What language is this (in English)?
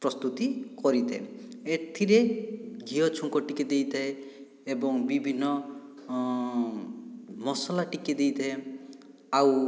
Odia